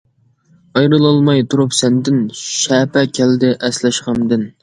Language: Uyghur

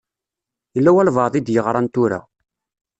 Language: Kabyle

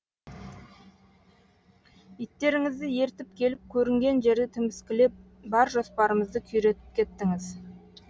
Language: Kazakh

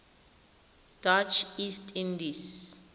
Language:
Tswana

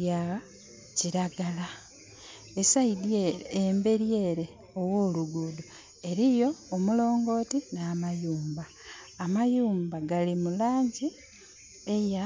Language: Soga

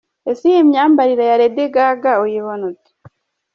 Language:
Kinyarwanda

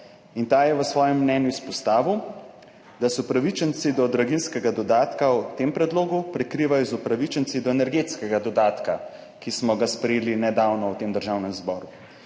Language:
Slovenian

